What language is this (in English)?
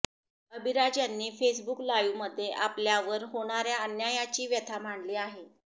Marathi